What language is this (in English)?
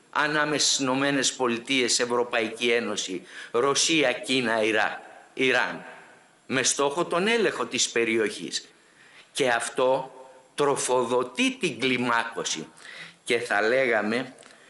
Greek